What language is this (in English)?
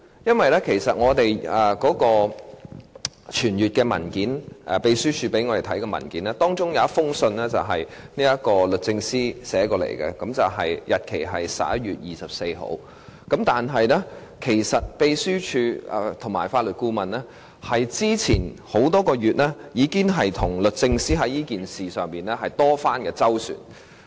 Cantonese